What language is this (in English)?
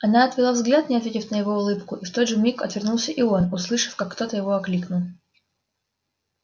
Russian